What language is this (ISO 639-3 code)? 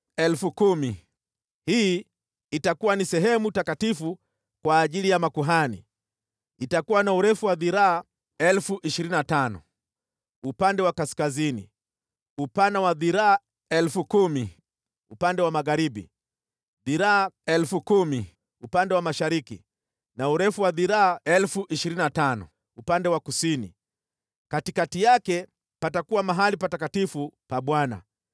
swa